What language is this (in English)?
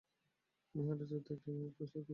Bangla